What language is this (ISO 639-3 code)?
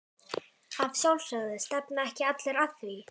isl